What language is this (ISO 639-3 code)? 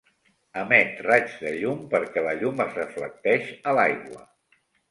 cat